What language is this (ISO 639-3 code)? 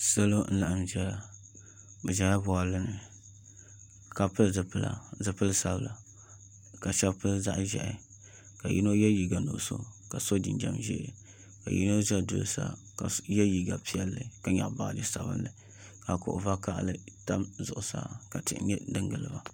dag